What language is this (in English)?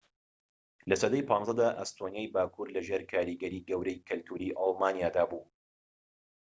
Central Kurdish